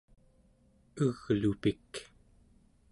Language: Central Yupik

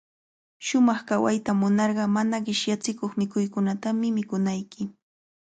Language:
Cajatambo North Lima Quechua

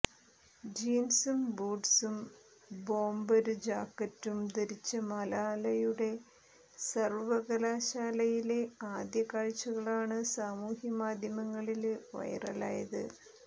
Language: Malayalam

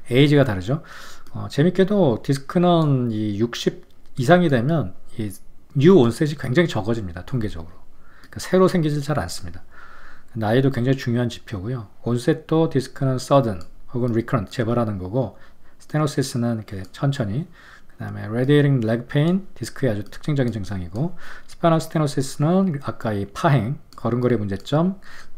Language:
Korean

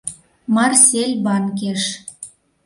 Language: Mari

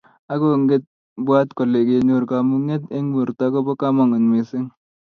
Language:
Kalenjin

